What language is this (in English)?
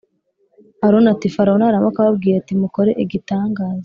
Kinyarwanda